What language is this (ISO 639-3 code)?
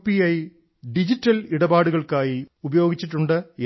mal